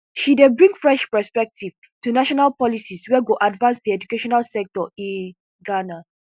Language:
Nigerian Pidgin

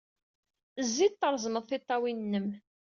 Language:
Kabyle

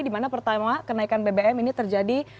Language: Indonesian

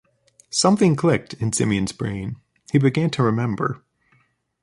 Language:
English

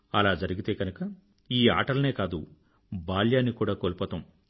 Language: Telugu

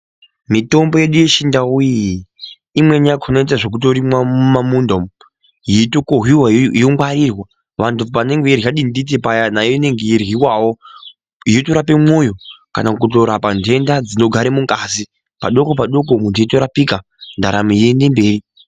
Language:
Ndau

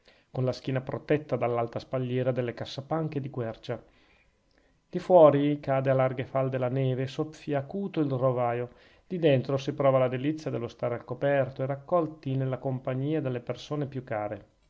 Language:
Italian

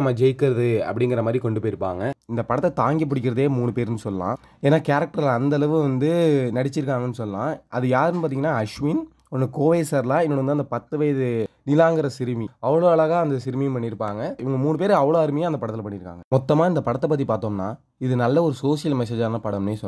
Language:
Dutch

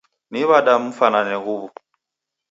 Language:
Taita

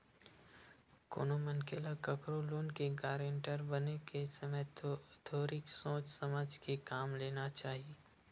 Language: Chhattisgarhi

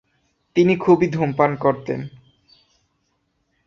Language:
Bangla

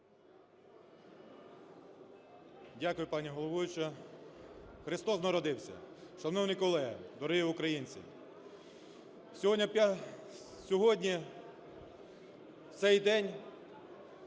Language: Ukrainian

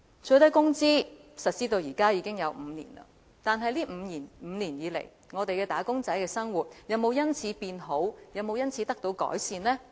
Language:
Cantonese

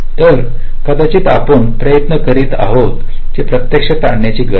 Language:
Marathi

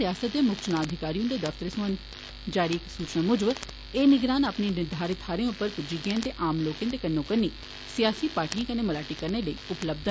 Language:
Dogri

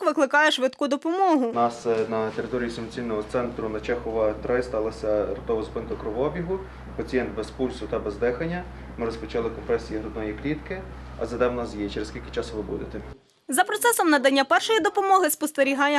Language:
Ukrainian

